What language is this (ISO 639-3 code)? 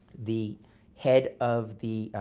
eng